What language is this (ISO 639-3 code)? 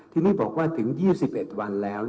tha